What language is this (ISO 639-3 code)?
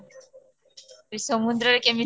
ori